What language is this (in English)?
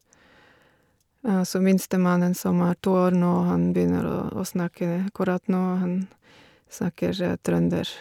Norwegian